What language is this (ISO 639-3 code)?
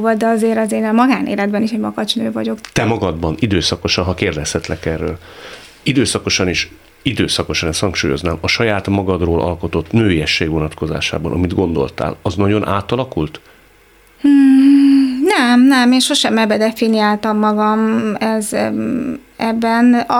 hun